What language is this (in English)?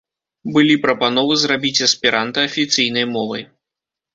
Belarusian